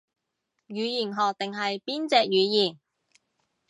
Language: Cantonese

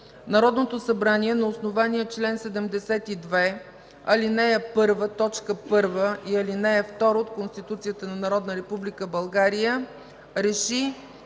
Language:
Bulgarian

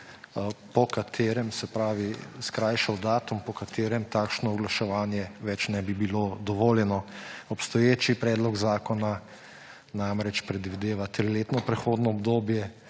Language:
Slovenian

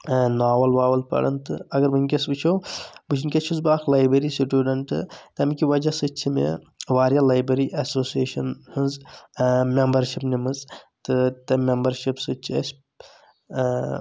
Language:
Kashmiri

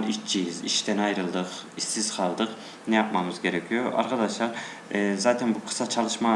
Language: Turkish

